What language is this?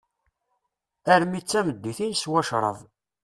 Kabyle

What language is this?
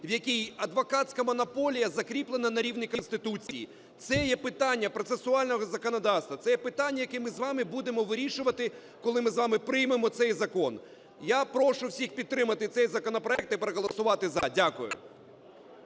Ukrainian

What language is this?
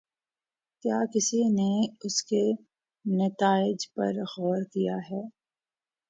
Urdu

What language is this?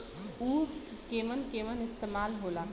Bhojpuri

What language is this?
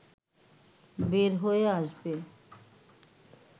Bangla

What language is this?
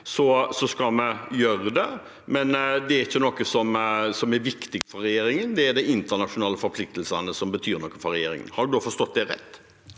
Norwegian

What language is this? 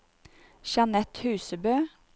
Norwegian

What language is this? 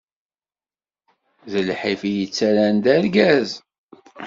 Kabyle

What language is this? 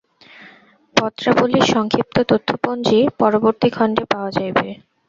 Bangla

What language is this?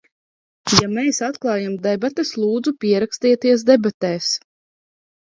Latvian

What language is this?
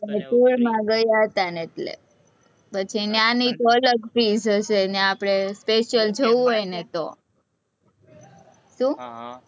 Gujarati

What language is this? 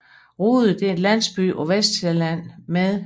Danish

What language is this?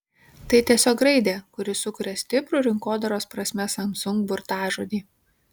Lithuanian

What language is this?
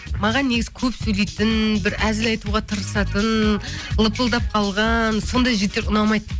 Kazakh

